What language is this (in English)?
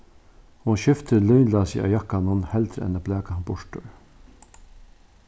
Faroese